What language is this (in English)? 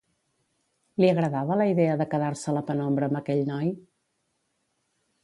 Catalan